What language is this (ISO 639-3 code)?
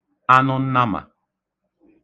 ibo